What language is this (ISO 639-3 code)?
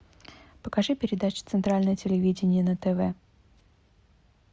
rus